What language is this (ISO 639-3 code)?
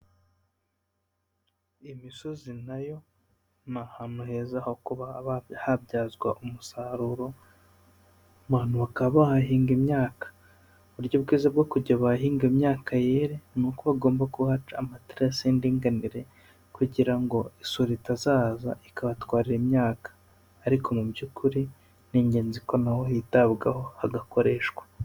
kin